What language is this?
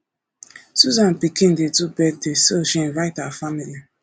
Nigerian Pidgin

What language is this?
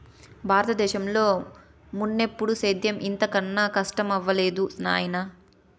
Telugu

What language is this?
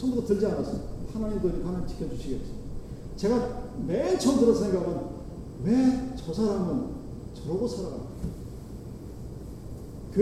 Korean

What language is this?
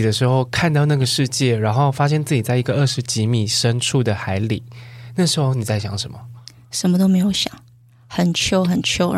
Chinese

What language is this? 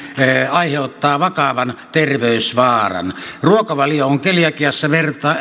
Finnish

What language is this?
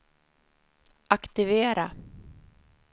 Swedish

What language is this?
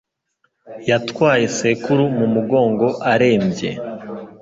Kinyarwanda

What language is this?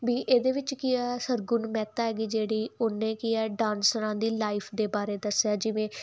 Punjabi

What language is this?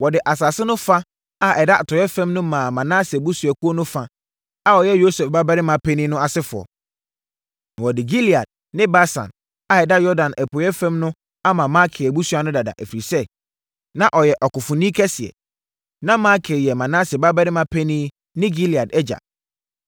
Akan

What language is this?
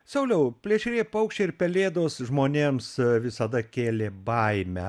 Lithuanian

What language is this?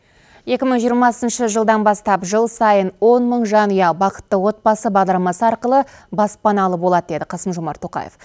Kazakh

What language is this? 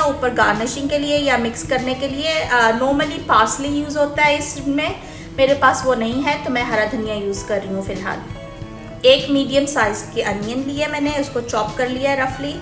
Hindi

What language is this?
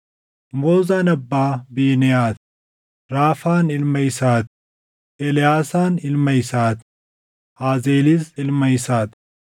Oromo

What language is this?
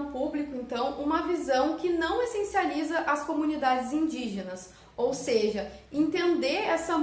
Portuguese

